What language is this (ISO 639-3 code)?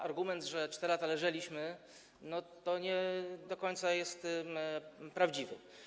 pol